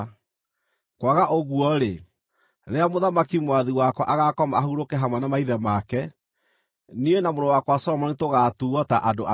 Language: Kikuyu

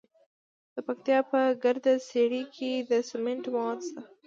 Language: Pashto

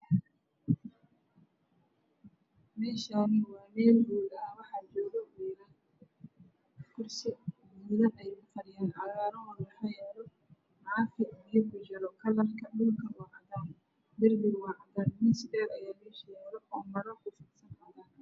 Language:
Somali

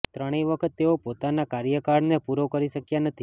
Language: Gujarati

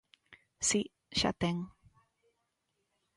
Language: Galician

